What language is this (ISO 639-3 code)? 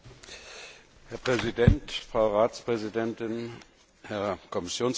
deu